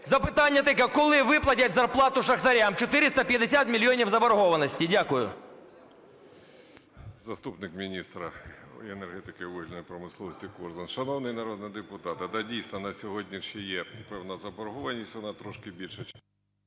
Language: Ukrainian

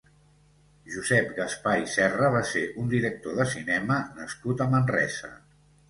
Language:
Catalan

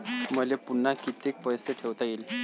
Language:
Marathi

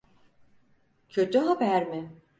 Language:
Turkish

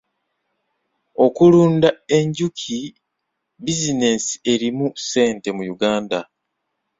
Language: Ganda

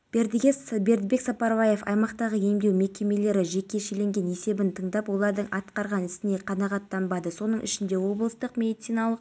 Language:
Kazakh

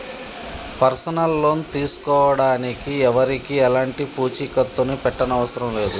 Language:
Telugu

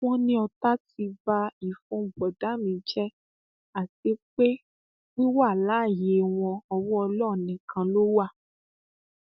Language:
Yoruba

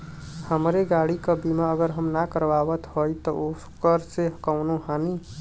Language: Bhojpuri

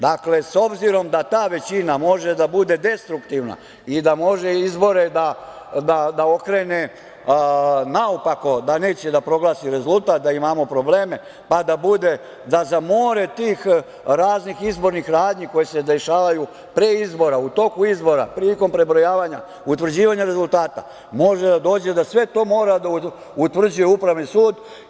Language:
Serbian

